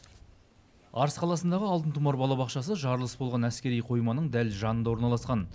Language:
Kazakh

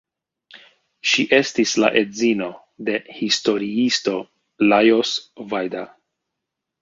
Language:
Esperanto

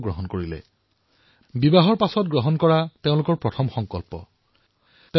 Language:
Assamese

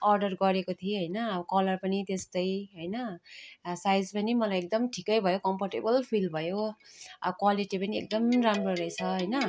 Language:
Nepali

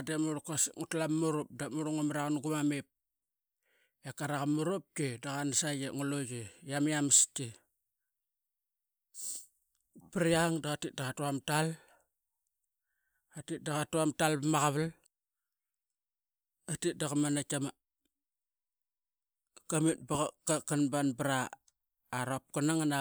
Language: Qaqet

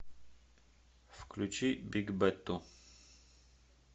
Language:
Russian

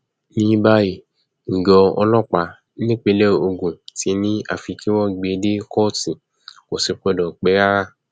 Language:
Yoruba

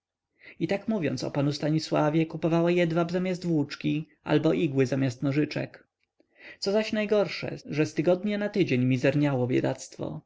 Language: Polish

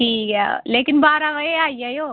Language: Dogri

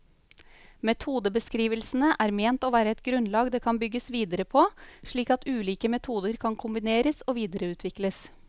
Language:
Norwegian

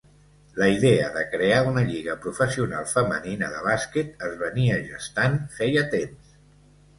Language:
Catalan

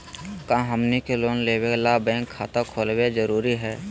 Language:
Magahi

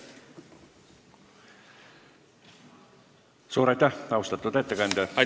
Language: Estonian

